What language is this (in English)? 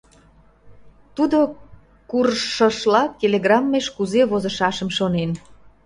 Mari